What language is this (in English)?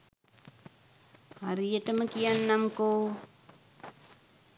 Sinhala